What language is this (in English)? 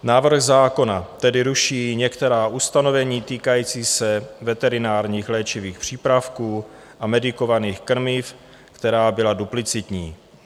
Czech